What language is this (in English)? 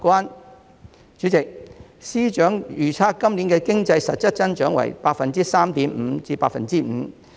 Cantonese